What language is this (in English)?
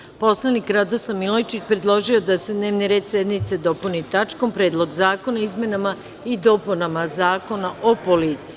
Serbian